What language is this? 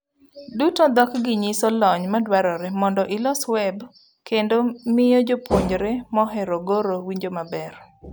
Luo (Kenya and Tanzania)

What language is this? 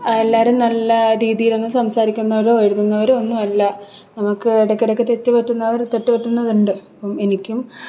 Malayalam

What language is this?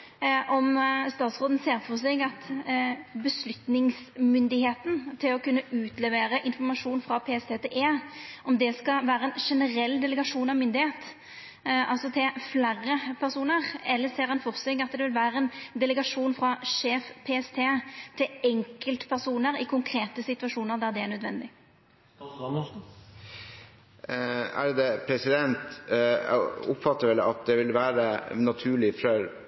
Norwegian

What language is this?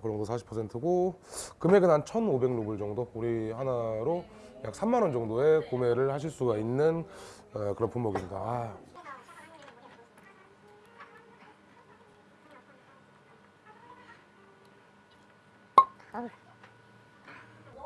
Korean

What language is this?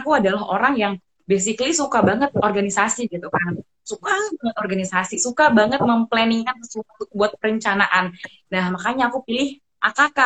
Indonesian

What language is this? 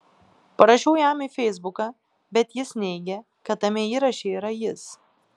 Lithuanian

